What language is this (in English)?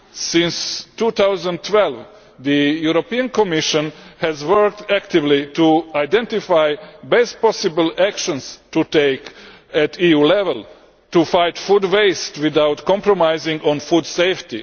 English